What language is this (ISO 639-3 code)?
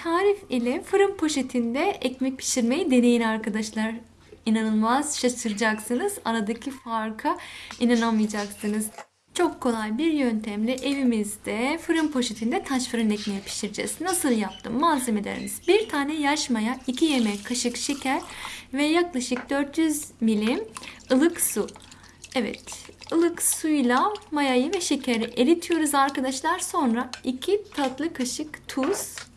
tur